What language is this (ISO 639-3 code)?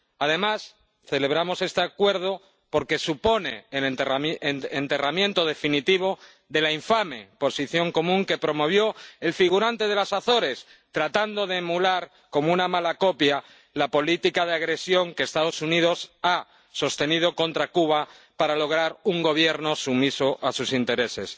spa